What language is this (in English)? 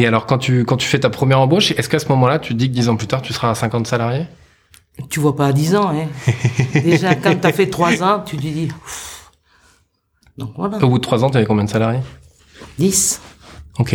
French